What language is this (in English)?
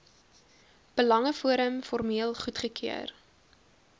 Afrikaans